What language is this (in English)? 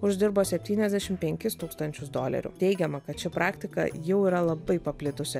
Lithuanian